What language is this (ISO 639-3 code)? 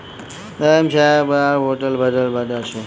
mai